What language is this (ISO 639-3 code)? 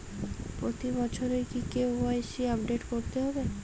ben